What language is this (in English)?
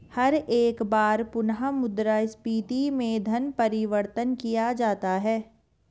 Hindi